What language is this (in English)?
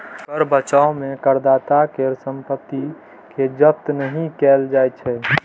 Maithili